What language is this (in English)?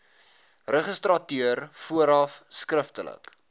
Afrikaans